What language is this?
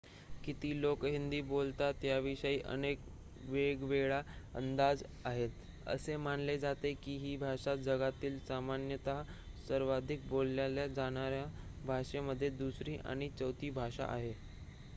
Marathi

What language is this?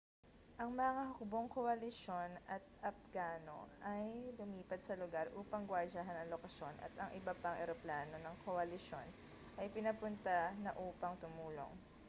Filipino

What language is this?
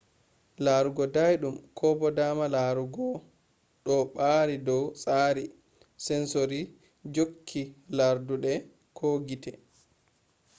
Fula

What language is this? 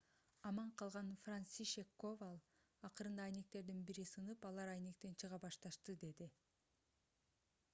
Kyrgyz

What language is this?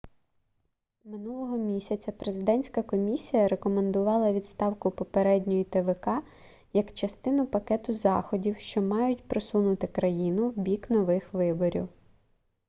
Ukrainian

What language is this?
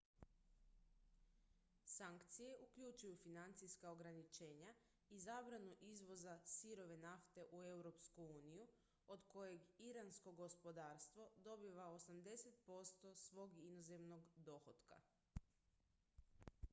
Croatian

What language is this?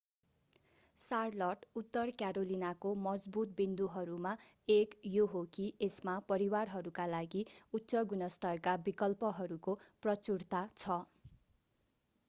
Nepali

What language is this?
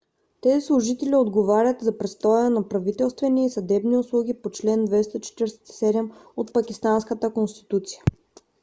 Bulgarian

